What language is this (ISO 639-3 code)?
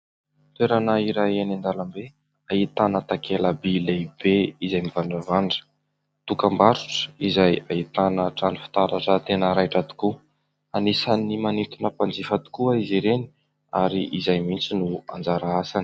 mlg